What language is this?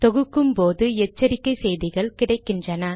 Tamil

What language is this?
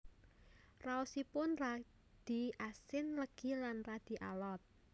Javanese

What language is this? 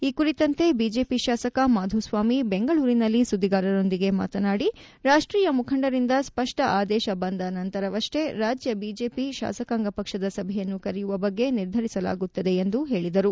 Kannada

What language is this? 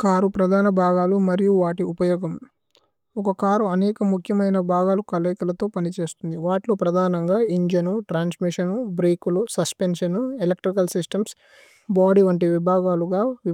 Tulu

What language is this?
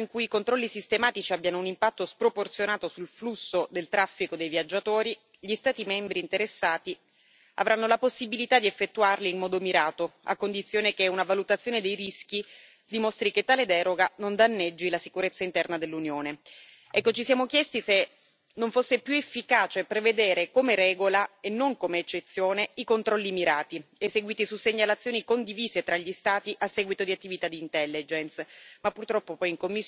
Italian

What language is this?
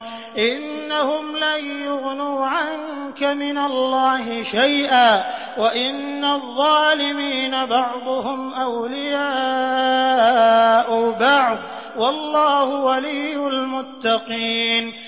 Arabic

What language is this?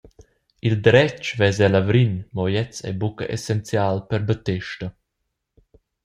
Romansh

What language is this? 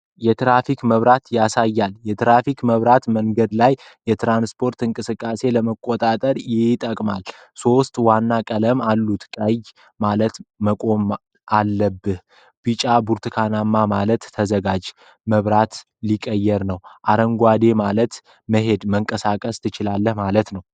Amharic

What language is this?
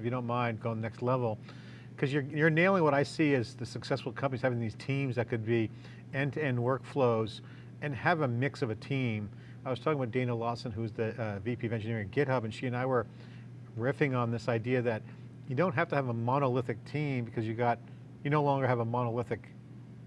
English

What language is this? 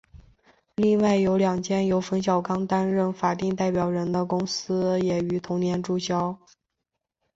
Chinese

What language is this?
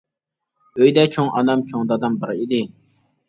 Uyghur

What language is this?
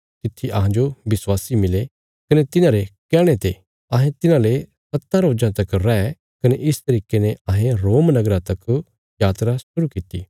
Bilaspuri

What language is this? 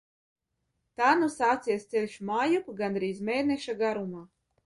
Latvian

